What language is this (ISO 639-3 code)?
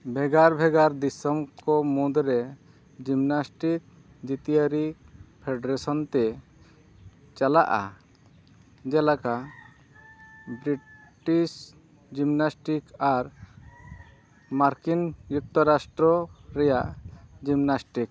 sat